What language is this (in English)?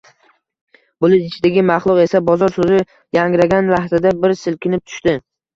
Uzbek